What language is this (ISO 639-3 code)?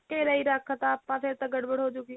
pan